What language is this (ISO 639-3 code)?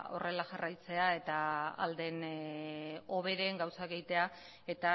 eus